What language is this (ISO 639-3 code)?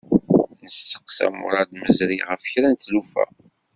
kab